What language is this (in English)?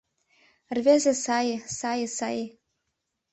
Mari